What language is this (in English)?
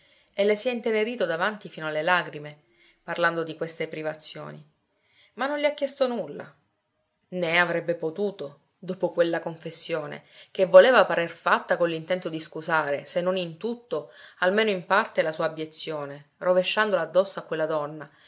Italian